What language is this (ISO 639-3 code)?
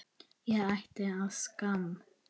isl